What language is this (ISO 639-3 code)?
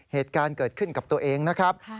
tha